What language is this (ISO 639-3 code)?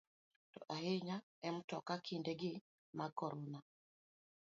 luo